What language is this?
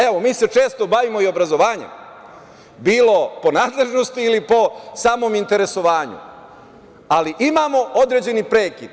Serbian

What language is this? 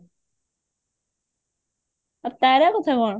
Odia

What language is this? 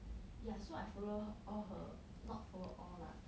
English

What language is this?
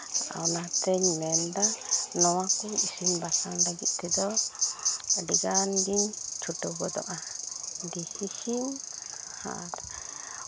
Santali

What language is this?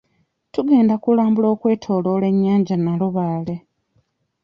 Ganda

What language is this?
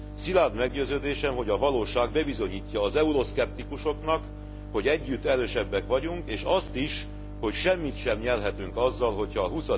Hungarian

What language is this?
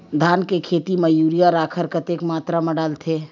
Chhattisgarhi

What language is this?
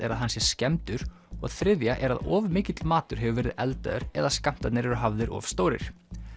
Icelandic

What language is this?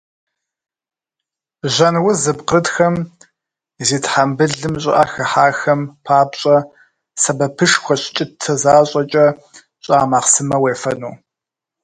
Kabardian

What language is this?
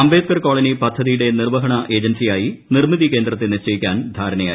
Malayalam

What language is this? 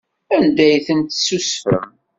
Kabyle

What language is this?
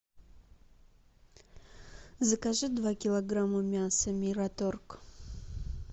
Russian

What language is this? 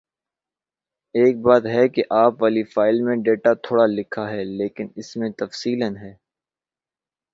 Urdu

